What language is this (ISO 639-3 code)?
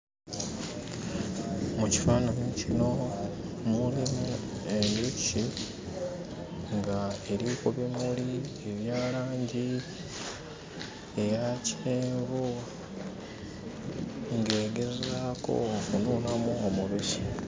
lug